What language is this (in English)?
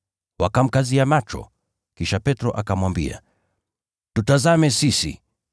Swahili